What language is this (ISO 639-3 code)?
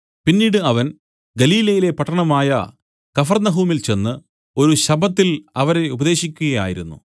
mal